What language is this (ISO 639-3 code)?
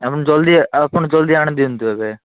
ori